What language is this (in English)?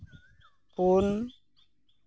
Santali